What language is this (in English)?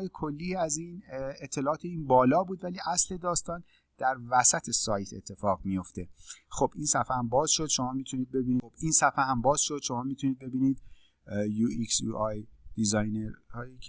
Persian